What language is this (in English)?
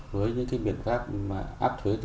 Vietnamese